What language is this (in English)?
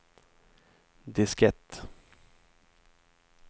Swedish